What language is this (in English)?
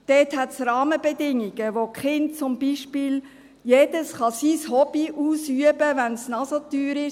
Swiss German